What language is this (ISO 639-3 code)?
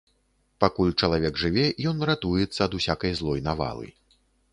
bel